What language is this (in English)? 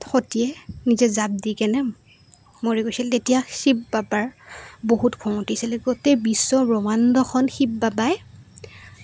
Assamese